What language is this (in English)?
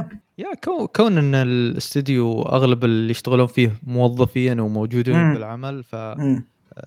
Arabic